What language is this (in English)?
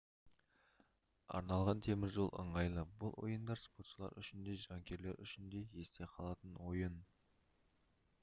Kazakh